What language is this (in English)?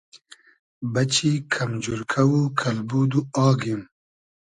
Hazaragi